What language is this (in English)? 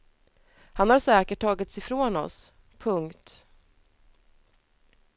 Swedish